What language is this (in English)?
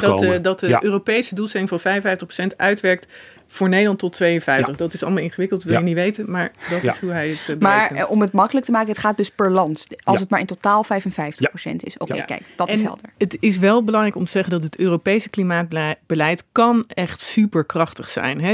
Dutch